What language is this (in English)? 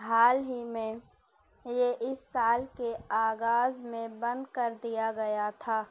Urdu